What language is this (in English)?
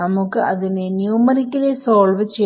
Malayalam